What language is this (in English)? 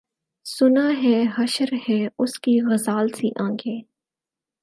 Urdu